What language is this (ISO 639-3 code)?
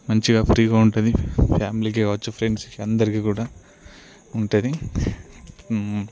tel